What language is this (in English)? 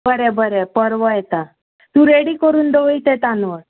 Konkani